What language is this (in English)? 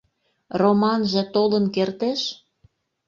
Mari